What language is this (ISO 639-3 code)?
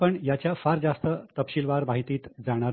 mar